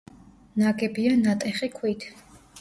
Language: Georgian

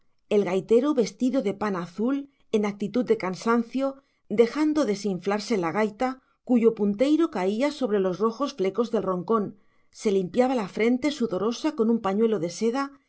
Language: Spanish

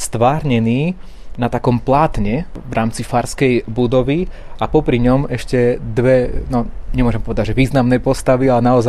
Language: Slovak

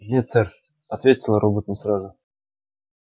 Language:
Russian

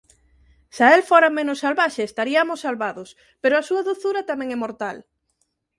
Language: Galician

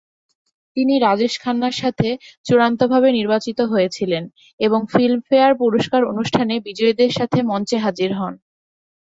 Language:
Bangla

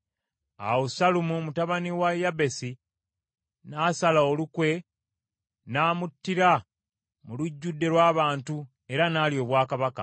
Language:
Ganda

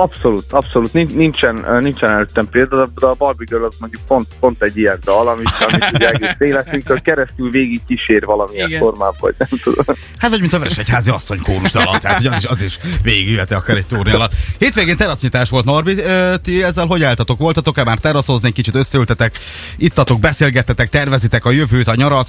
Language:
Hungarian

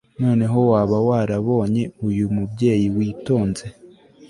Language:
Kinyarwanda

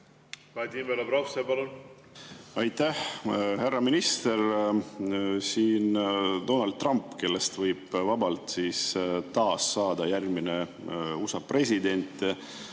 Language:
Estonian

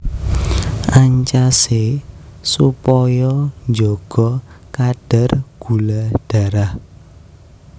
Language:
Javanese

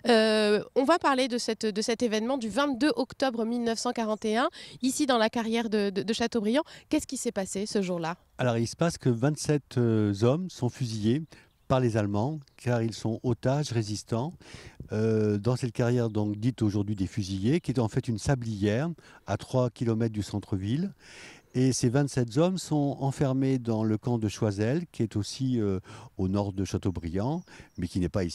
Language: French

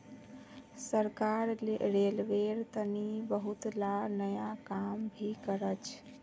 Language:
Magahi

